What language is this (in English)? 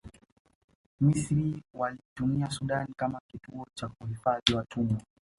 Swahili